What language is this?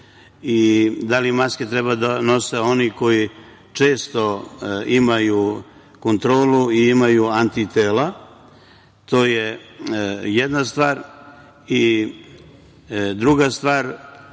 Serbian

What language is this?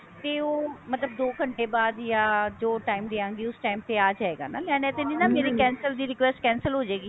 Punjabi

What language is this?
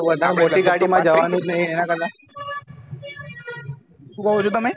Gujarati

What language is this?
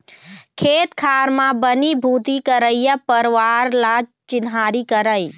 Chhattisgarhi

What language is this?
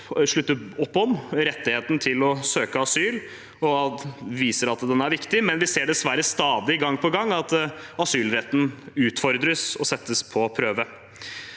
Norwegian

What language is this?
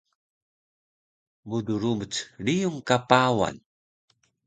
Taroko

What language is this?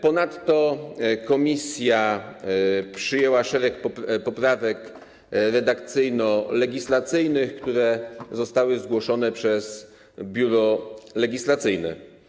Polish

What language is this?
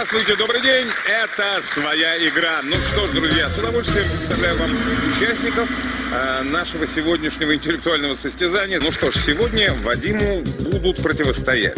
Russian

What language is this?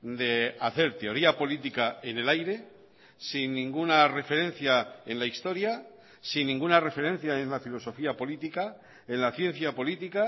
Spanish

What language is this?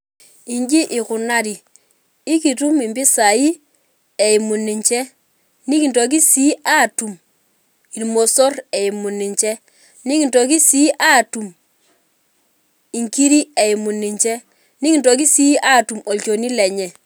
Masai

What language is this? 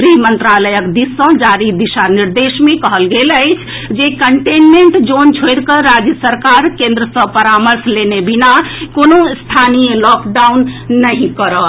Maithili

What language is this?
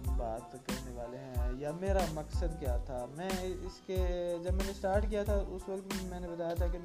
Urdu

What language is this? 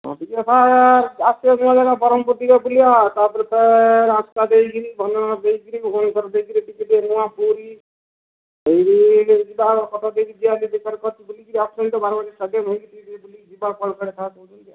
Odia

